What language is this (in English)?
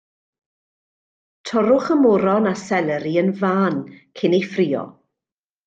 Welsh